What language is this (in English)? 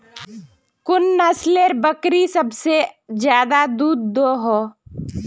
Magahi